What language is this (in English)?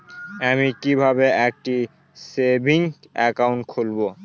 Bangla